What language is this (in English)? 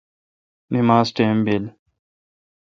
Kalkoti